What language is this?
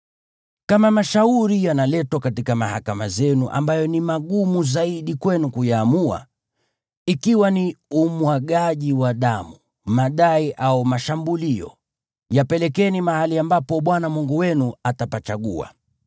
Swahili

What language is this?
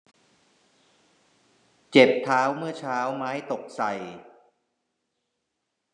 Thai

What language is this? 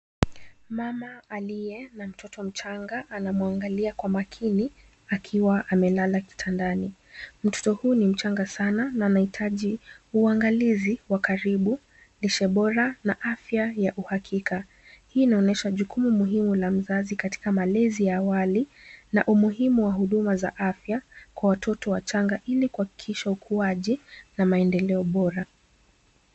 Swahili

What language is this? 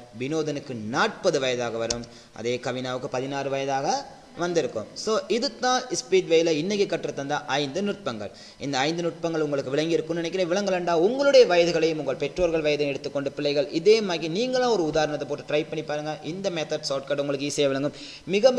Tamil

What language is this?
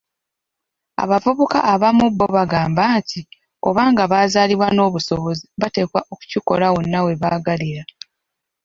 Ganda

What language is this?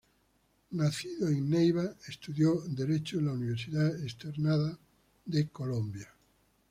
Spanish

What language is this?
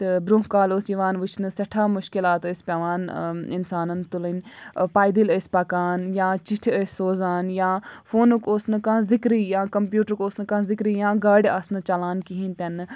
Kashmiri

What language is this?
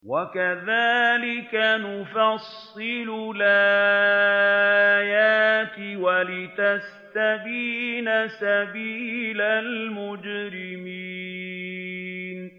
Arabic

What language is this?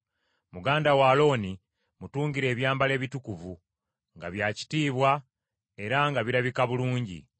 Ganda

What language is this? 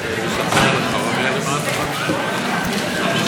Hebrew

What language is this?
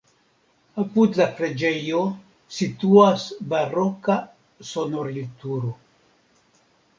Esperanto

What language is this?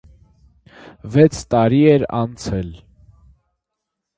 Armenian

